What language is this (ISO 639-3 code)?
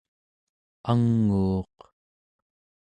esu